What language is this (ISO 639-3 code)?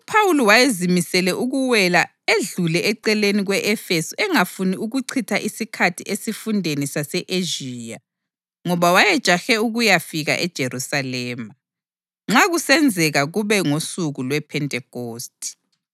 nde